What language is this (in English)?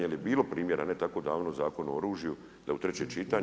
Croatian